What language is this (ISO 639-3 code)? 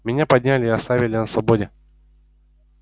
rus